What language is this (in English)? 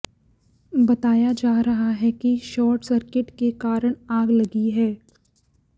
Hindi